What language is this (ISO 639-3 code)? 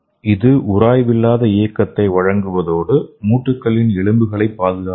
tam